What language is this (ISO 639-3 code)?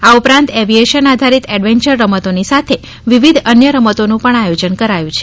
guj